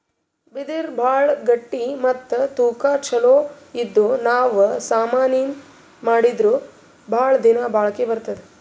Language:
Kannada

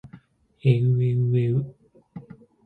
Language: Japanese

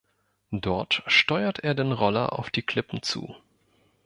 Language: German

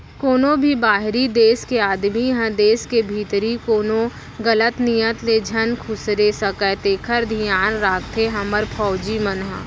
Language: Chhattisgarhi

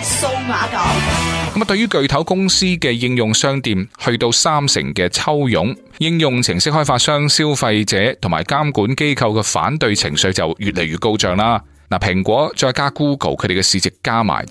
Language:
Chinese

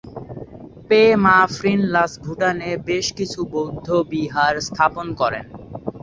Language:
Bangla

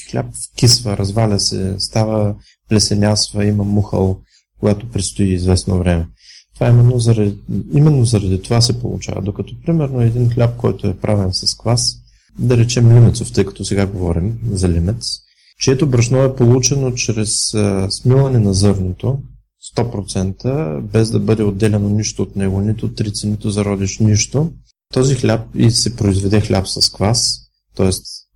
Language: Bulgarian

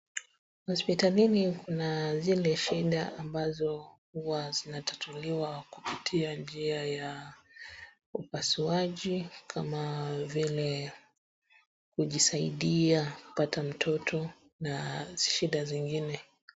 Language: Swahili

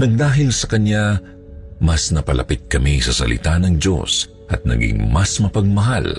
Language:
Filipino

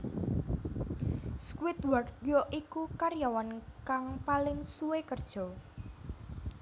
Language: Javanese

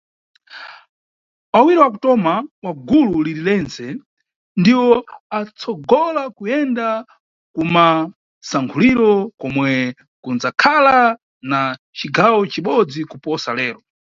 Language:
Nyungwe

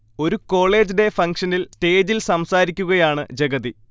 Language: Malayalam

